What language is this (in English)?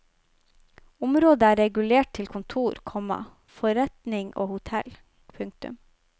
Norwegian